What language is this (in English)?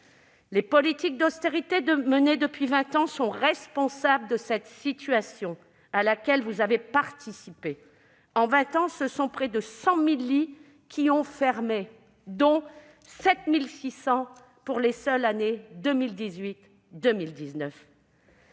French